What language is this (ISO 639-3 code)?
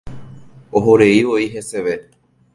grn